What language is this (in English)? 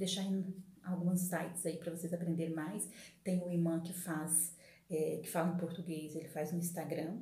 Portuguese